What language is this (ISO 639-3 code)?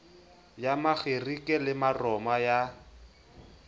sot